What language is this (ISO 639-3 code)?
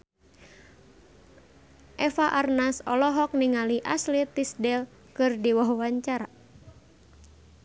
sun